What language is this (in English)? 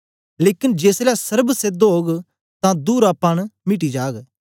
Dogri